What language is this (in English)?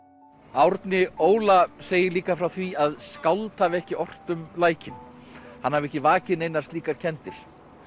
Icelandic